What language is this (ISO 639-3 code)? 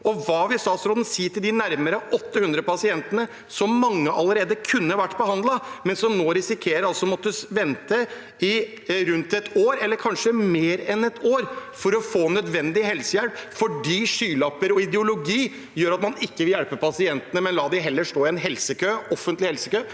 nor